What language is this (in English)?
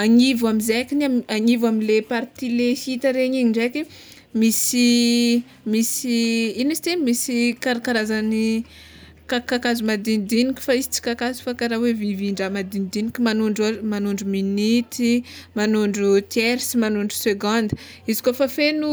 Tsimihety Malagasy